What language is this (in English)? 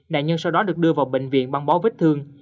Vietnamese